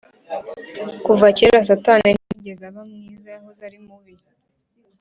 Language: Kinyarwanda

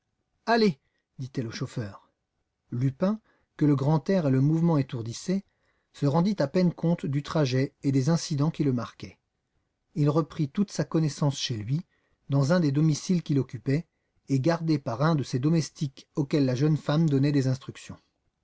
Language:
French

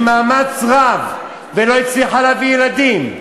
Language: Hebrew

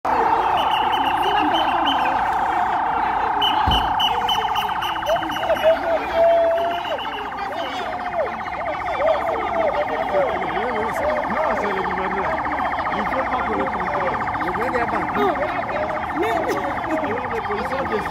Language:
Japanese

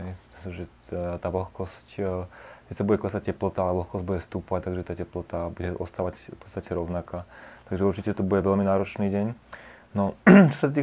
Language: Slovak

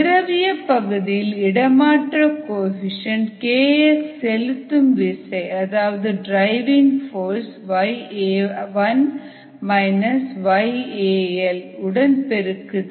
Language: Tamil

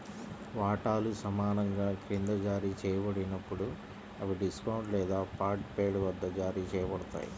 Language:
Telugu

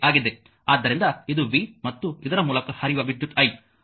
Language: Kannada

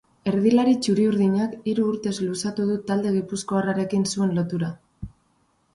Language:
Basque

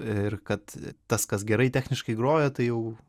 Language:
Lithuanian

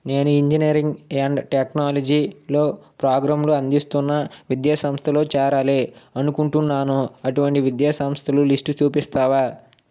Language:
Telugu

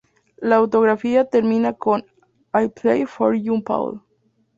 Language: Spanish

